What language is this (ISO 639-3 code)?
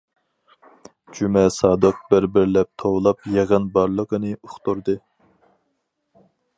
uig